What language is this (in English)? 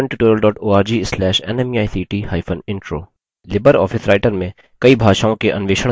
Hindi